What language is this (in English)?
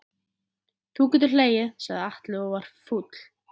Icelandic